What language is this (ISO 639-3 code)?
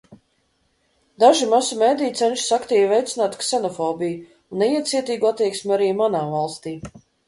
lav